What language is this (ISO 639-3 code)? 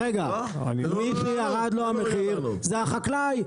heb